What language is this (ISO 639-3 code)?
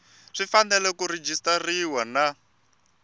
tso